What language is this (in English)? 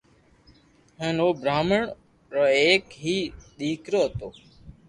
Loarki